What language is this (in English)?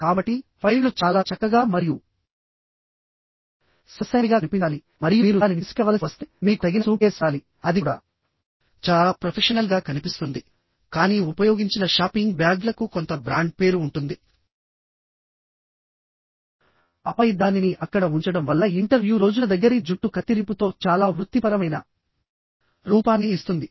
Telugu